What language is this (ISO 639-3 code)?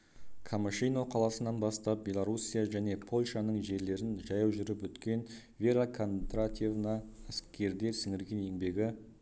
kaz